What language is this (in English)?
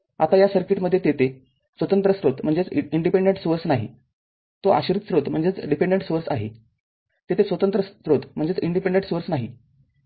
Marathi